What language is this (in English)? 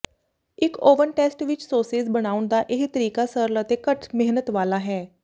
Punjabi